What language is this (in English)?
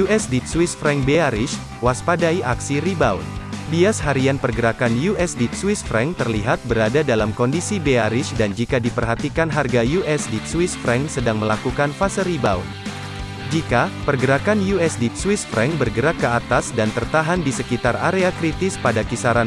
Indonesian